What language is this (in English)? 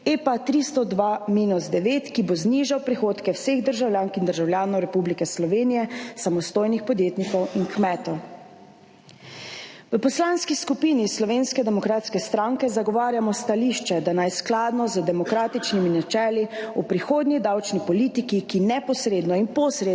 Slovenian